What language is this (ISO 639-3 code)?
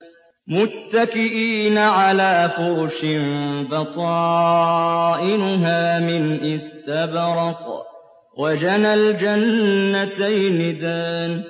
ara